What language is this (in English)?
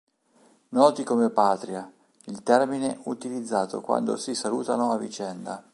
Italian